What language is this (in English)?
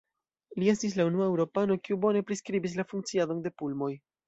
Esperanto